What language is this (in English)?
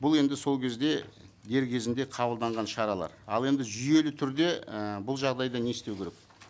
Kazakh